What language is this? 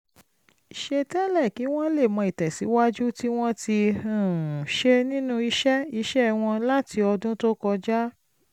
Yoruba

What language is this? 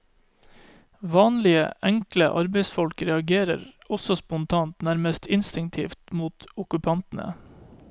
Norwegian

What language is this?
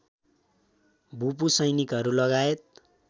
Nepali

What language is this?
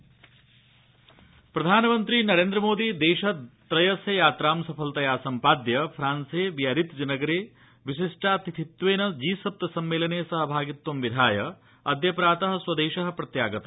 Sanskrit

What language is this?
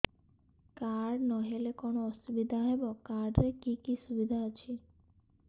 Odia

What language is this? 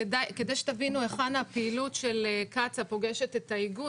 Hebrew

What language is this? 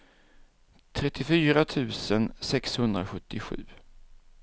Swedish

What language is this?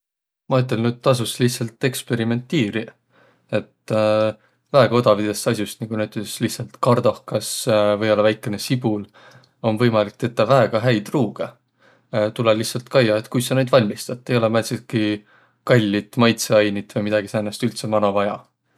Võro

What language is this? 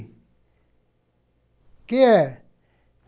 Portuguese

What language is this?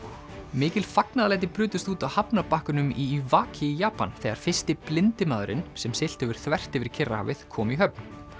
Icelandic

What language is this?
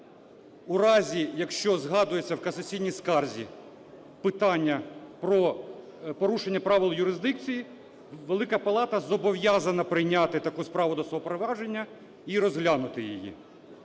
Ukrainian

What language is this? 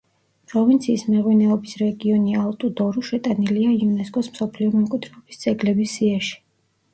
Georgian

